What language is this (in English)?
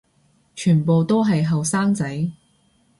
Cantonese